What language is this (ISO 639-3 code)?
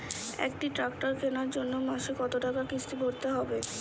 ben